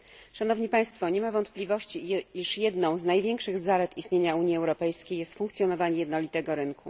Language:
Polish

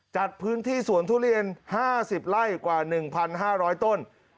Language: Thai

